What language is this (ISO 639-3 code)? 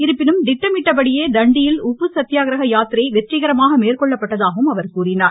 tam